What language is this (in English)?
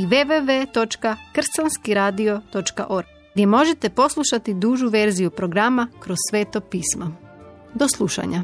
Croatian